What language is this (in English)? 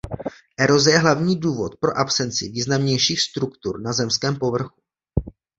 Czech